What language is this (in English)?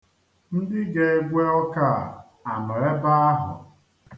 Igbo